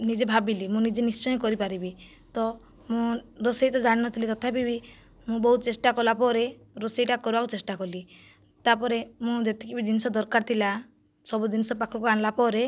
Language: Odia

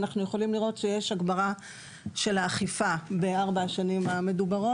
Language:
Hebrew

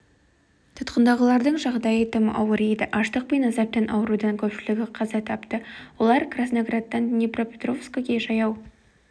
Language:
Kazakh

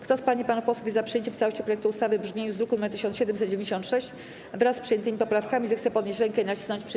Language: Polish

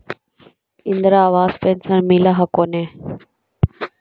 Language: Magahi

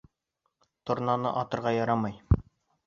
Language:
Bashkir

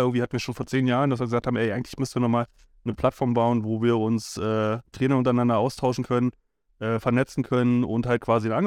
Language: German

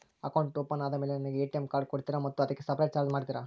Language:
Kannada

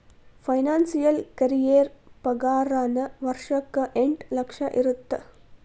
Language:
Kannada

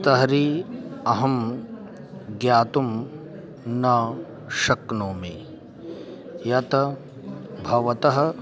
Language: Sanskrit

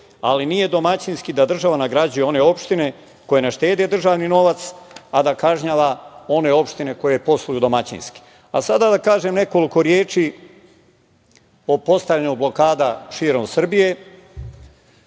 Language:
Serbian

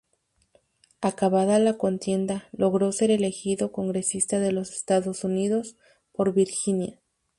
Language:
Spanish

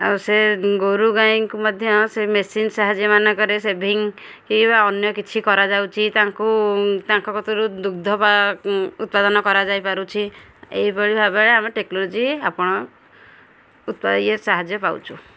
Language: Odia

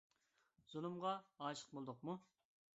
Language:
Uyghur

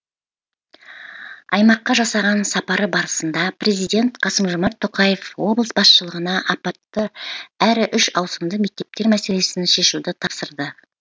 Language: Kazakh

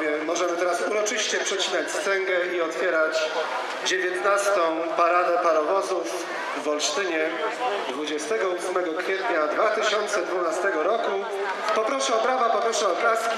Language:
Polish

